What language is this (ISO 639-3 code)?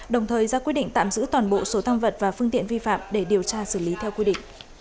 vie